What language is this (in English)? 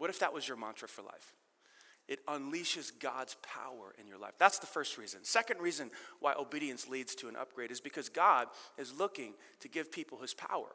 English